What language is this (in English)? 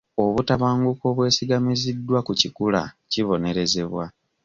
Ganda